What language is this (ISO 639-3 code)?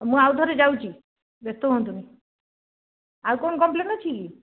ori